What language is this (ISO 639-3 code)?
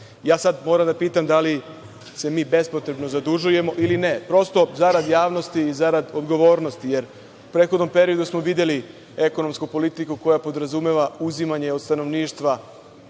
srp